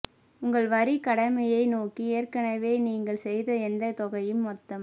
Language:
Tamil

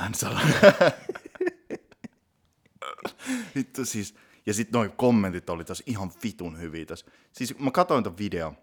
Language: Finnish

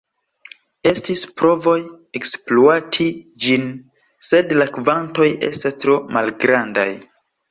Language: Esperanto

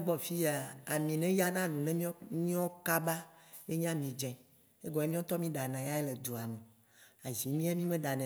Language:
Waci Gbe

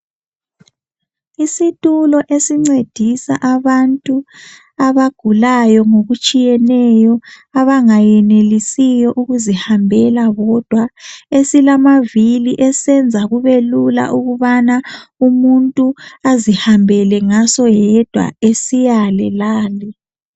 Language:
North Ndebele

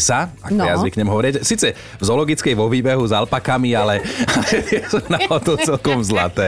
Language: Slovak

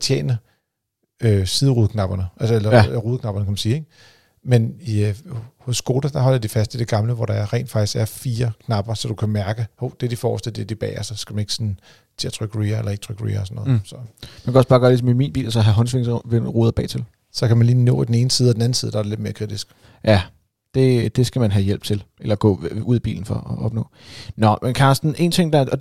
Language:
Danish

